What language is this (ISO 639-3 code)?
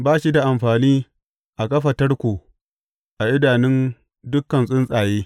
hau